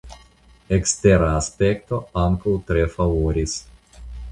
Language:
Esperanto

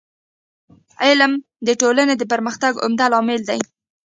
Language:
Pashto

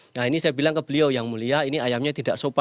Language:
Indonesian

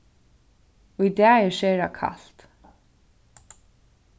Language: Faroese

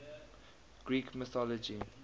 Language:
English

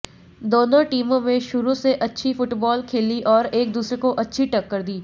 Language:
Hindi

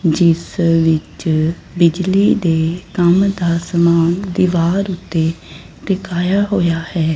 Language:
Punjabi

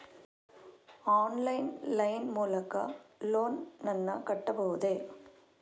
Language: Kannada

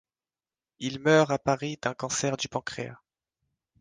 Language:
French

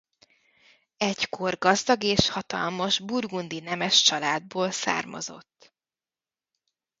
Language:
Hungarian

